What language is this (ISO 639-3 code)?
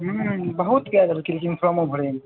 mai